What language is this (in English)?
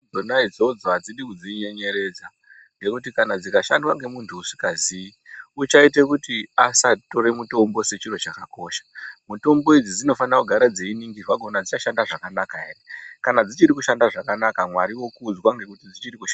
Ndau